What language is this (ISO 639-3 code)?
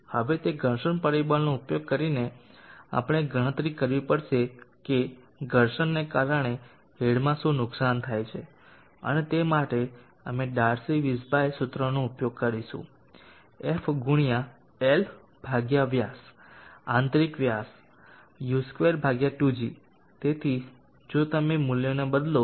guj